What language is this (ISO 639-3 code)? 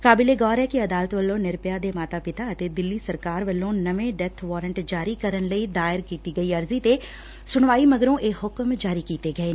pan